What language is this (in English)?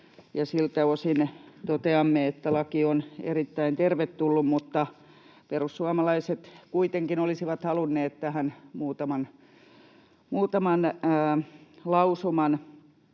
Finnish